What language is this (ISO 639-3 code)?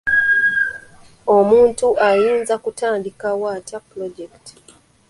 lug